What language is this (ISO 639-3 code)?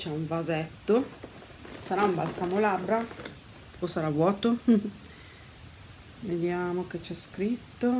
ita